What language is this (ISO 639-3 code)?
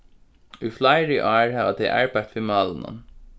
fao